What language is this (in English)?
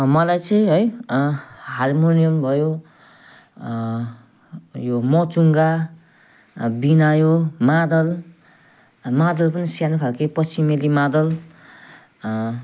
Nepali